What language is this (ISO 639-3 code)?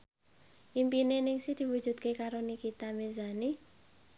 jav